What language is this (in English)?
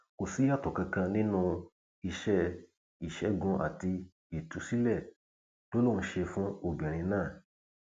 Yoruba